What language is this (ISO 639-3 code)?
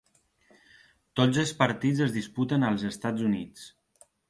cat